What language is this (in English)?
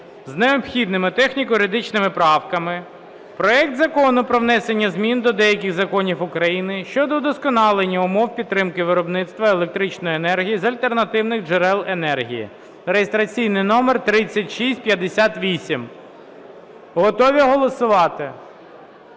Ukrainian